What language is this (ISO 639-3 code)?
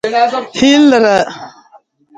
nmz